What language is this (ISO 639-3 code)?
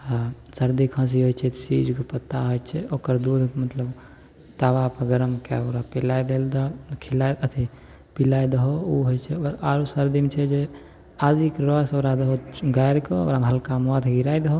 mai